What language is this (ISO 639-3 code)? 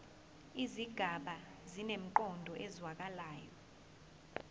zul